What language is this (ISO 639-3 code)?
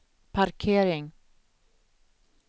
swe